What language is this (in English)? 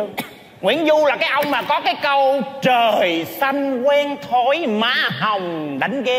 Vietnamese